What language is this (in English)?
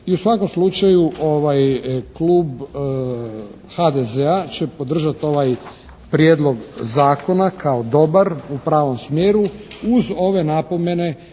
Croatian